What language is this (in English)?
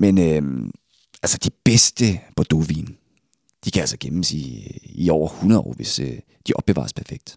Danish